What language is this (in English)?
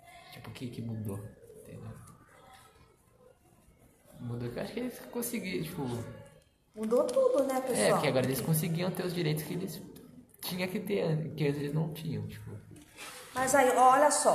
Portuguese